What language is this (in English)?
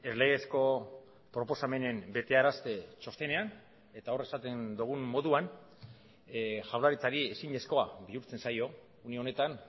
Basque